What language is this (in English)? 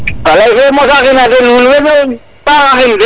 Serer